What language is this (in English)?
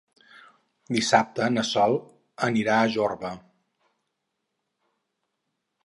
Catalan